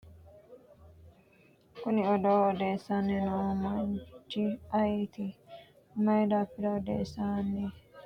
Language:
Sidamo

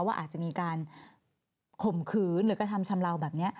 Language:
Thai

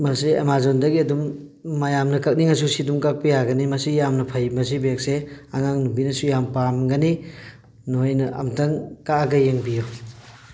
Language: Manipuri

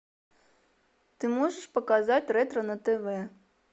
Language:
Russian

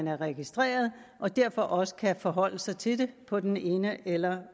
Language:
Danish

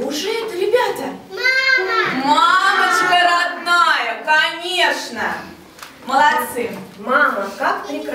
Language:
Russian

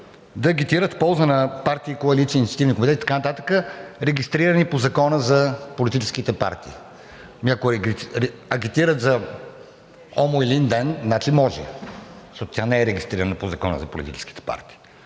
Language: Bulgarian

